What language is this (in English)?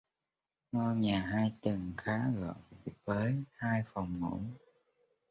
Vietnamese